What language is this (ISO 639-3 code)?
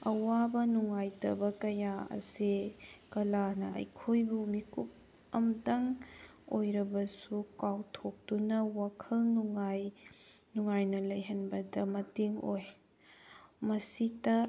mni